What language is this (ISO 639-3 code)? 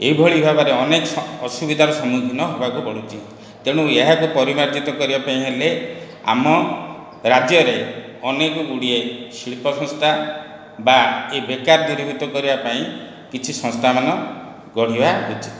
ori